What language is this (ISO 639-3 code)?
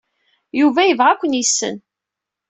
kab